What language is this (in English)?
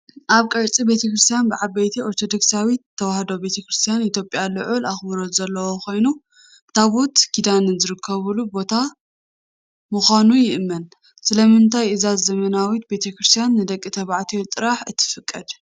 Tigrinya